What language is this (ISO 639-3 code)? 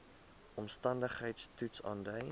afr